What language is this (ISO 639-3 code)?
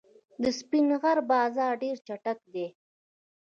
pus